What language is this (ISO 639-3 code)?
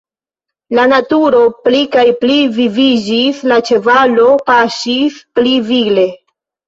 epo